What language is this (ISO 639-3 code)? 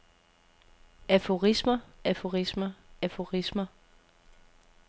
dan